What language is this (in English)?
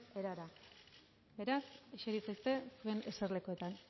Basque